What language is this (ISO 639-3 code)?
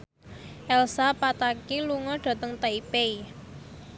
jav